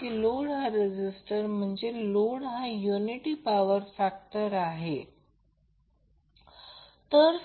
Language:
Marathi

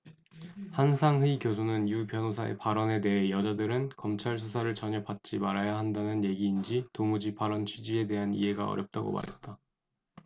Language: Korean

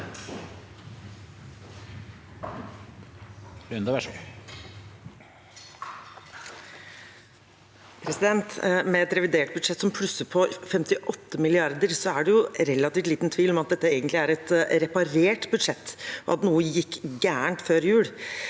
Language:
Norwegian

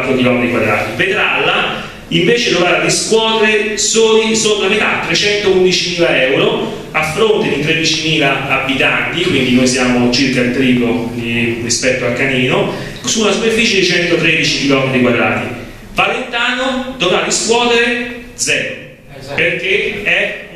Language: Italian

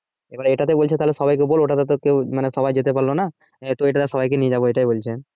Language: Bangla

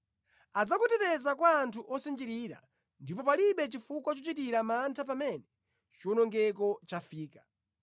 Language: Nyanja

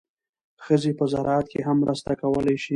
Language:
Pashto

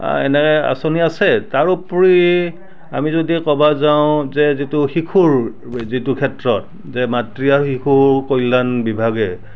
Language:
Assamese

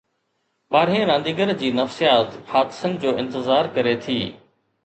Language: Sindhi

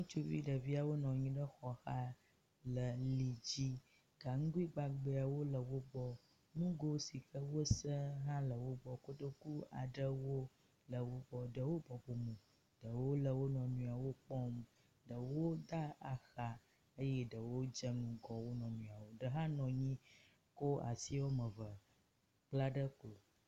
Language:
Ewe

